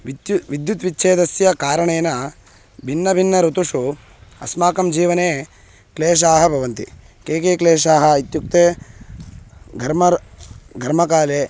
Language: Sanskrit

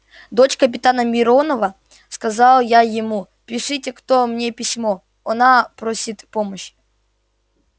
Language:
Russian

